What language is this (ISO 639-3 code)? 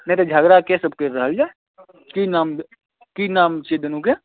mai